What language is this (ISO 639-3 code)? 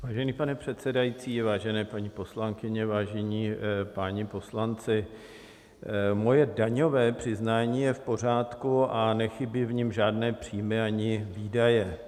ces